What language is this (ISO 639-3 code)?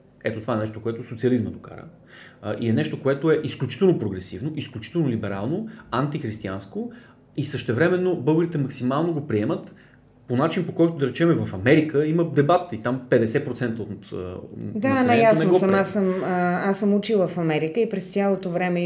bul